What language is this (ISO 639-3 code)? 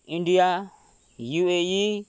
nep